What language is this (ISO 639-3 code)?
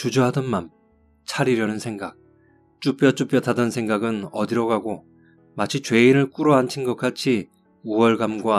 kor